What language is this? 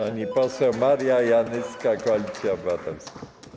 Polish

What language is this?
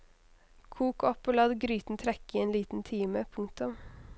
Norwegian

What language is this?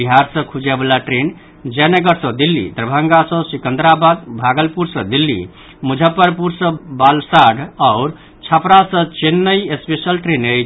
Maithili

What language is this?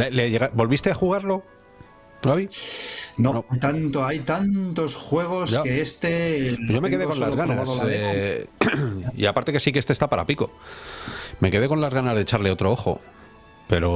Spanish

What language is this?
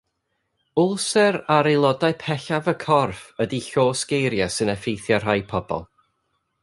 Welsh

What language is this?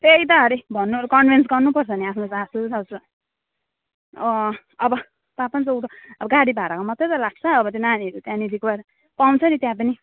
Nepali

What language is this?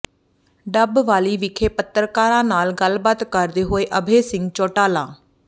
Punjabi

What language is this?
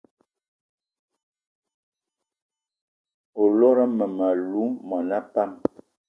Eton (Cameroon)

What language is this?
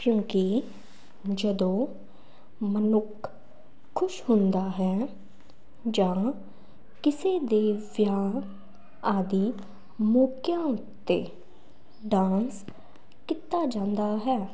Punjabi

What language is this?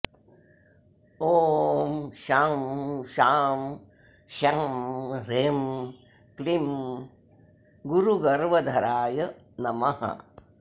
Sanskrit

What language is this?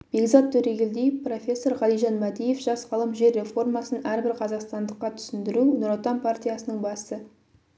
Kazakh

